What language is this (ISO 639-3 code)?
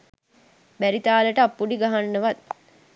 sin